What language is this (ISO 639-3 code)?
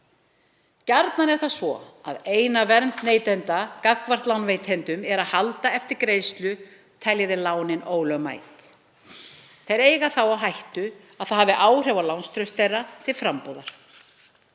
isl